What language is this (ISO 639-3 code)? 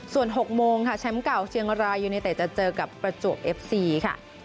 tha